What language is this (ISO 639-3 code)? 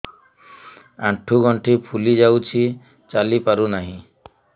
ori